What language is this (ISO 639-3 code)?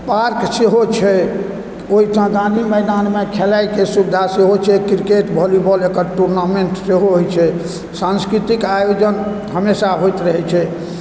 mai